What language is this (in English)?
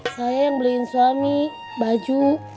Indonesian